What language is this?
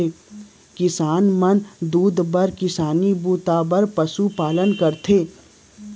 Chhattisgarhi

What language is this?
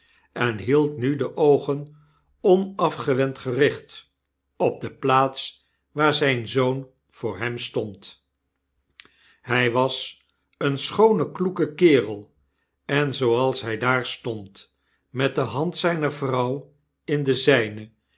Dutch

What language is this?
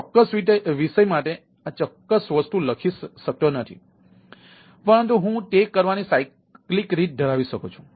Gujarati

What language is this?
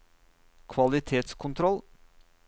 Norwegian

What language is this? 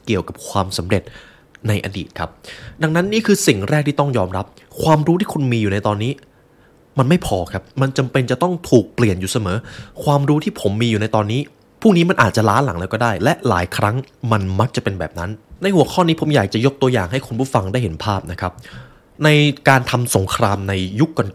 Thai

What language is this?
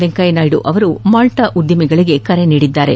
Kannada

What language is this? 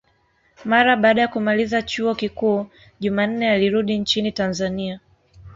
Swahili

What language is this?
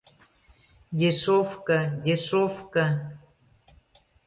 Mari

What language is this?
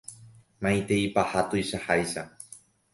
Guarani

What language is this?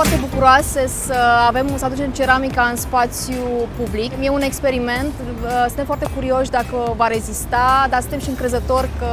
Romanian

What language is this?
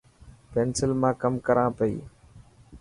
Dhatki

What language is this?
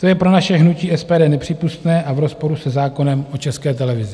Czech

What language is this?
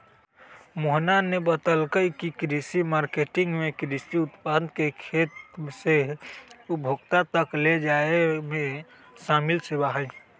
Magahi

